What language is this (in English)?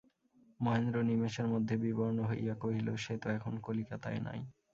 Bangla